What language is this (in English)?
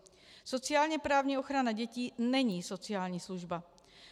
Czech